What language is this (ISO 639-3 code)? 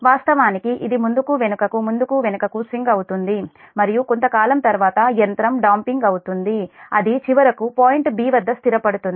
tel